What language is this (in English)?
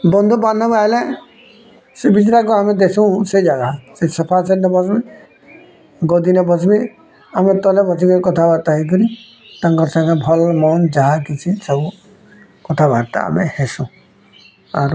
Odia